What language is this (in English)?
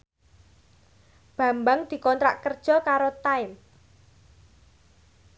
Javanese